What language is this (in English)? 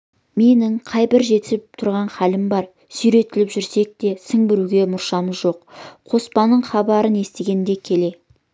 Kazakh